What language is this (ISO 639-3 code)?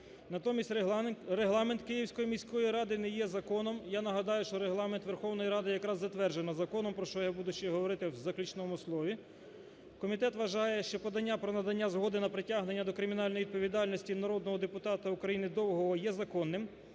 ukr